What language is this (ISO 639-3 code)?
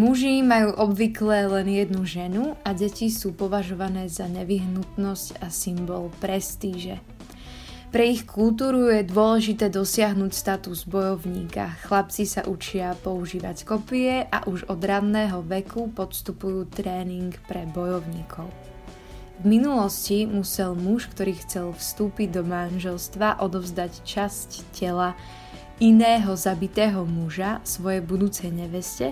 slk